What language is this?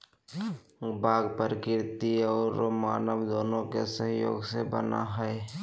Magahi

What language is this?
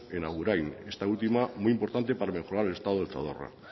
Spanish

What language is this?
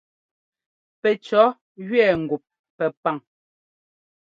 Ngomba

